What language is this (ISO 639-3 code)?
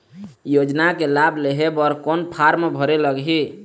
hne